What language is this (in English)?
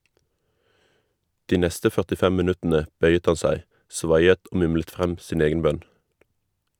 Norwegian